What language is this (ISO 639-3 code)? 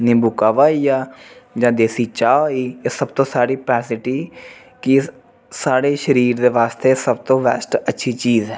doi